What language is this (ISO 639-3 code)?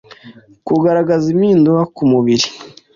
kin